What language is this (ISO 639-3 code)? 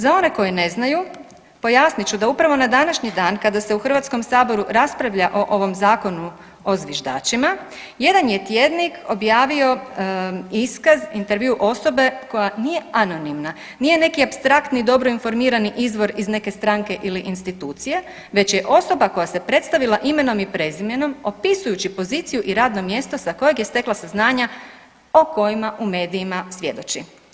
hrv